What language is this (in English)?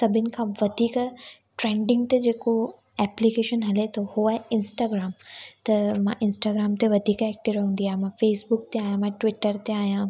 Sindhi